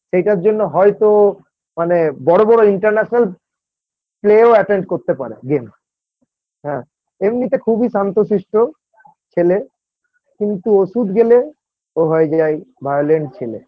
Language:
Bangla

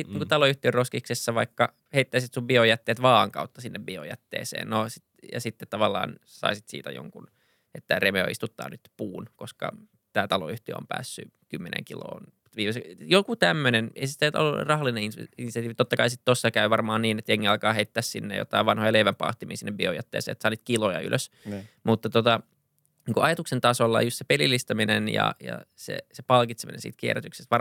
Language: Finnish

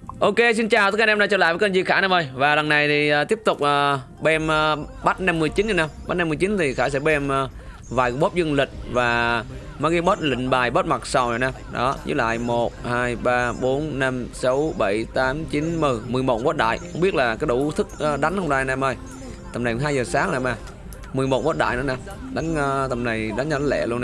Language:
Vietnamese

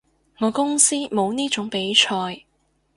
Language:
Cantonese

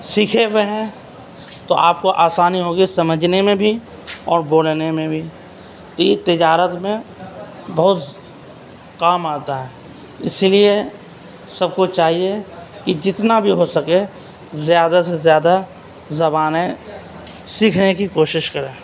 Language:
Urdu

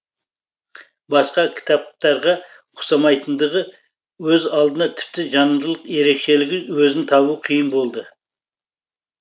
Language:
Kazakh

